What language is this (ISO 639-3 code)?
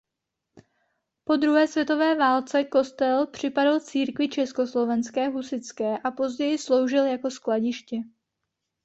ces